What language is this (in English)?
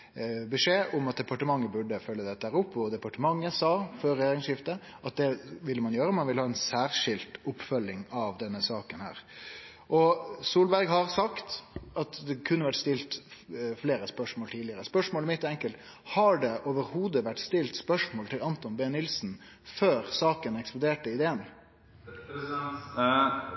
Norwegian Nynorsk